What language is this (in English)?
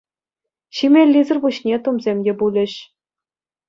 Chuvash